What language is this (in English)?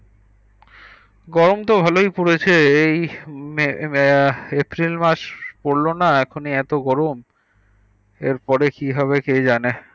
Bangla